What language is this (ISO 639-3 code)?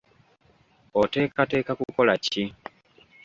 lug